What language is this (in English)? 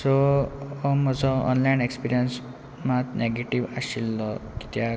Konkani